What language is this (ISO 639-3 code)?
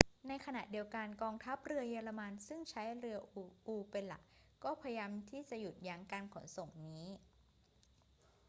tha